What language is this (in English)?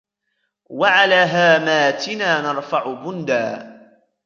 Arabic